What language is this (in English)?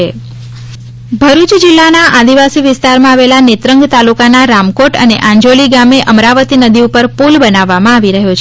Gujarati